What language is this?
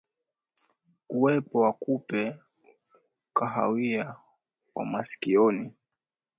Swahili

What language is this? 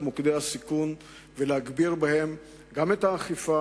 Hebrew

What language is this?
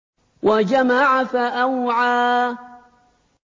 Arabic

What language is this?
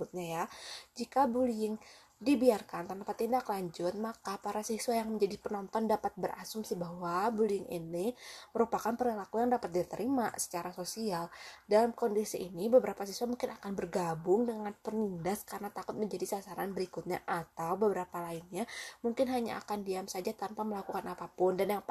Indonesian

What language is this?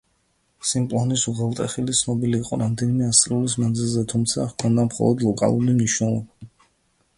Georgian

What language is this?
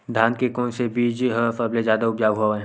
Chhattisgarhi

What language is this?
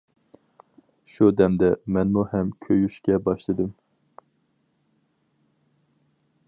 Uyghur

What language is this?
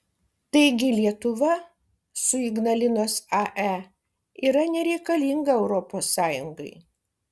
Lithuanian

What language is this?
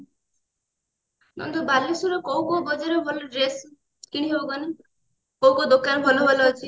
Odia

